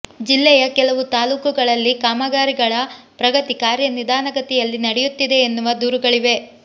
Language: Kannada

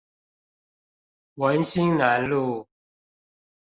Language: Chinese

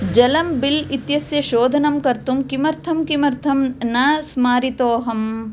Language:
Sanskrit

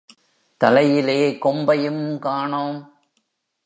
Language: Tamil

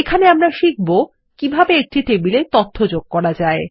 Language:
Bangla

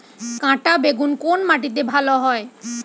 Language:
Bangla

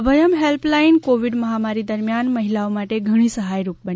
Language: Gujarati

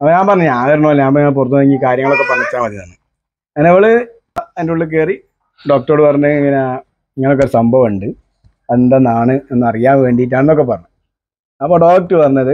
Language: Malayalam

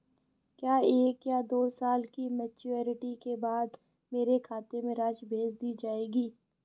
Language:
Hindi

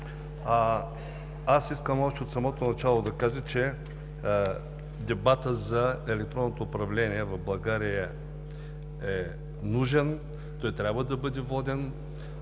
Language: Bulgarian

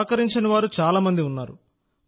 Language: Telugu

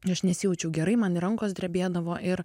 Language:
Lithuanian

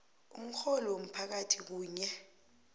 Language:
South Ndebele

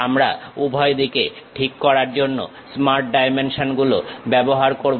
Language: Bangla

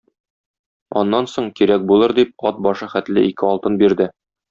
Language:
Tatar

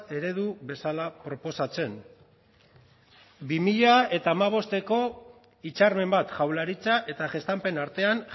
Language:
Basque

